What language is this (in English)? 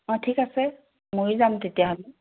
Assamese